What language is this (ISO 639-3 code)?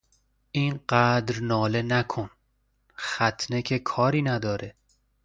fas